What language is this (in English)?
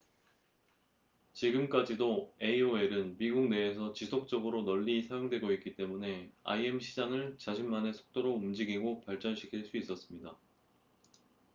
Korean